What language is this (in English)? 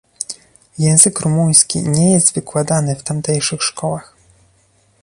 Polish